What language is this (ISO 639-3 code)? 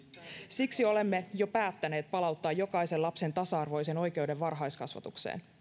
fin